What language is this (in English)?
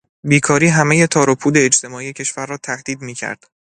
Persian